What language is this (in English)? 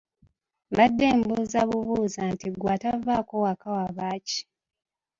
Ganda